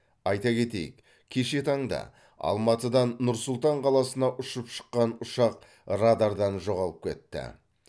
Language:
Kazakh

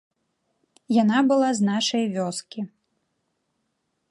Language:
Belarusian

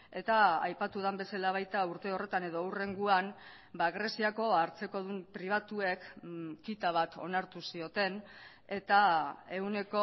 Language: Basque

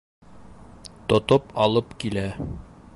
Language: Bashkir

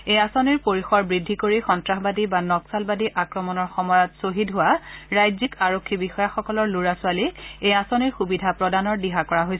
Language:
Assamese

